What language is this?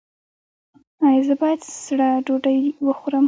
Pashto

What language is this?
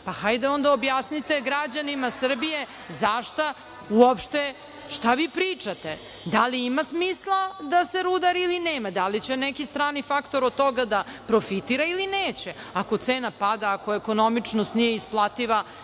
Serbian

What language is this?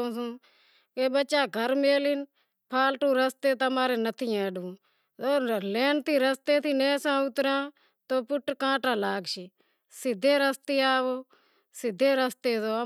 Wadiyara Koli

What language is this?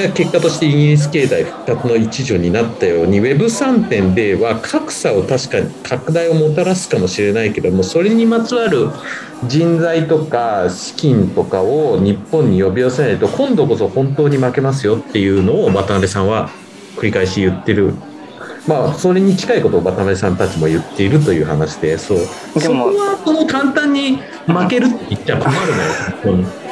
Japanese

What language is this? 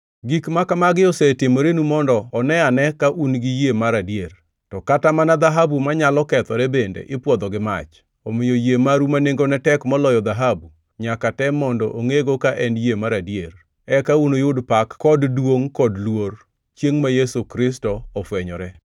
Luo (Kenya and Tanzania)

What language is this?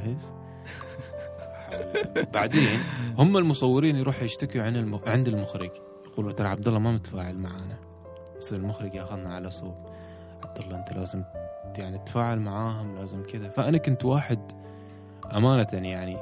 Arabic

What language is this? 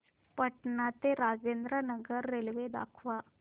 Marathi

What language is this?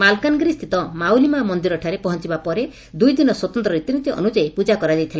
Odia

